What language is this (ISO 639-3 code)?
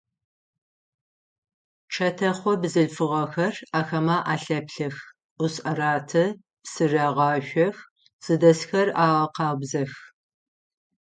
ady